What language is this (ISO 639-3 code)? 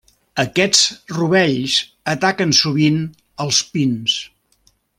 cat